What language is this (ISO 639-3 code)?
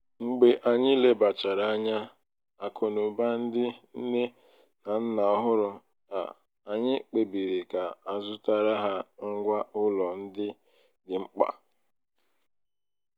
ibo